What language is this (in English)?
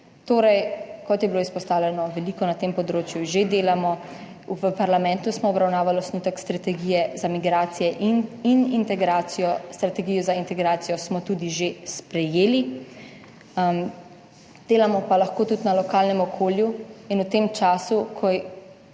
Slovenian